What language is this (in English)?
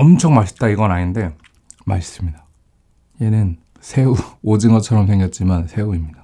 Korean